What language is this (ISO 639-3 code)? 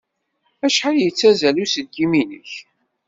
kab